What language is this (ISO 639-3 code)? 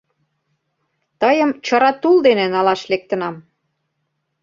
chm